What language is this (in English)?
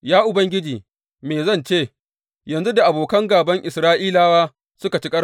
Hausa